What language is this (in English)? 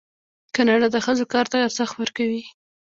Pashto